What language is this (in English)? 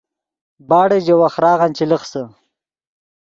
Yidgha